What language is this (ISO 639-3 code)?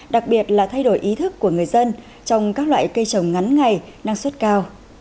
vie